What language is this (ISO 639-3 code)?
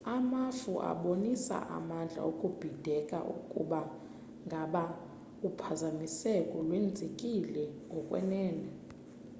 xho